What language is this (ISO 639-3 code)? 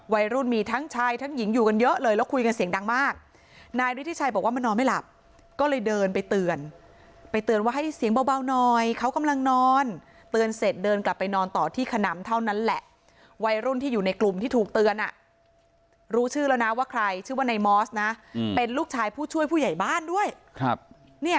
tha